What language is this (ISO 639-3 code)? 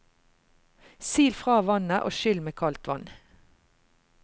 nor